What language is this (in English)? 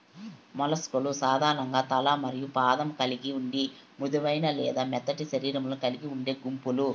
Telugu